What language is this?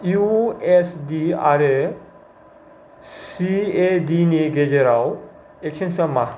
Bodo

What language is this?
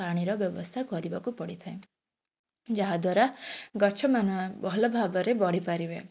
Odia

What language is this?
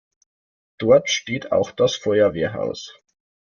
German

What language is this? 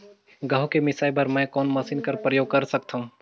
Chhattisgarhi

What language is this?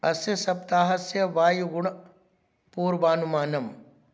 Sanskrit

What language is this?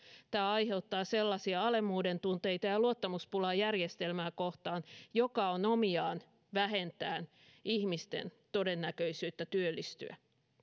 Finnish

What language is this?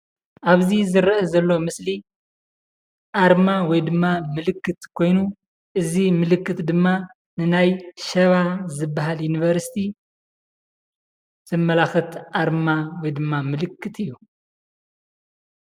Tigrinya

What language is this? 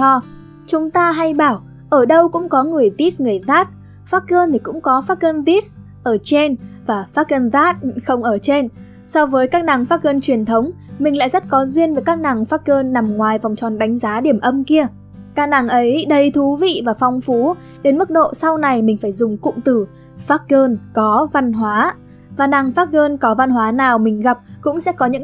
Vietnamese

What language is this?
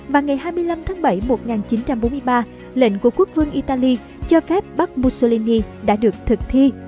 Vietnamese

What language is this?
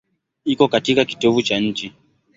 Swahili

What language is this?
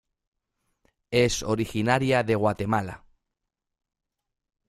Spanish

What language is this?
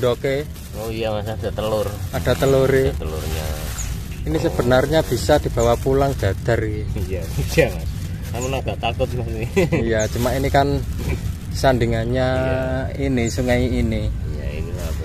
Indonesian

